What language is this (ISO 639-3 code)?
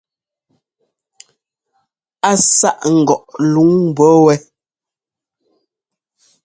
jgo